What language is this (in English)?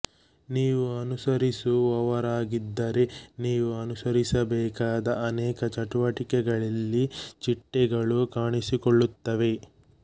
Kannada